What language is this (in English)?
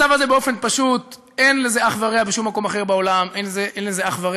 Hebrew